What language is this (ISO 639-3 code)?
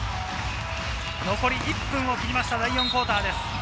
jpn